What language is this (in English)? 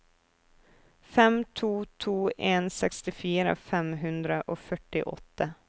Norwegian